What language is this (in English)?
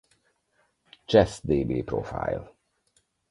Hungarian